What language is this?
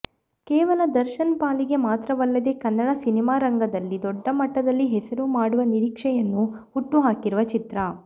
Kannada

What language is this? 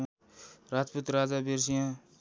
Nepali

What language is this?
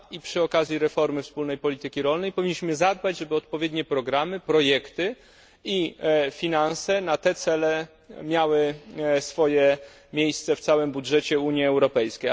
Polish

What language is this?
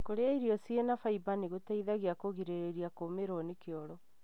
Kikuyu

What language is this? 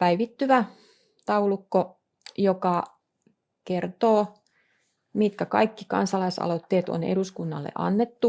Finnish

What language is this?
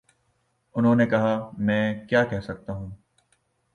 Urdu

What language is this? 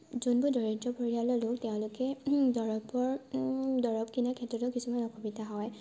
Assamese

